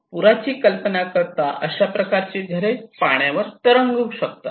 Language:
Marathi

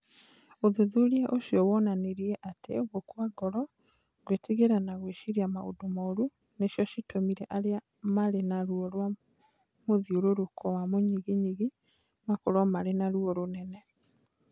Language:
Kikuyu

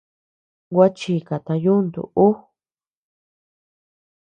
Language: Tepeuxila Cuicatec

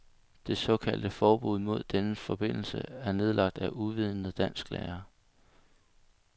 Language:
Danish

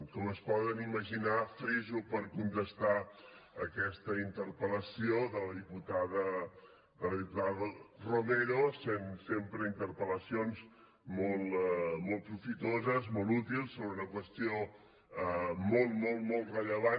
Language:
Catalan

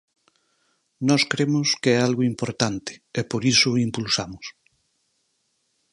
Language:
Galician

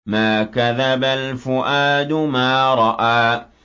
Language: Arabic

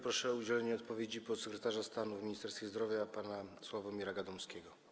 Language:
Polish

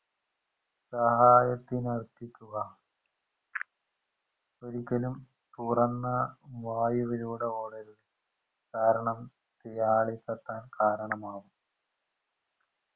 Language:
Malayalam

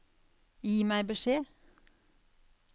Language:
Norwegian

